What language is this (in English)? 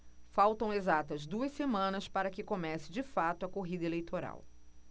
Portuguese